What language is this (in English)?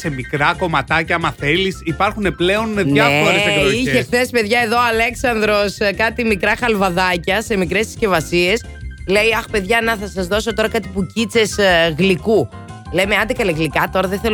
Greek